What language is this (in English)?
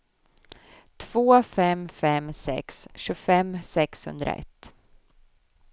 Swedish